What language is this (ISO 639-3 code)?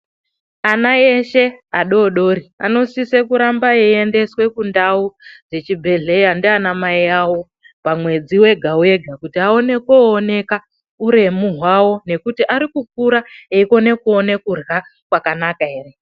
ndc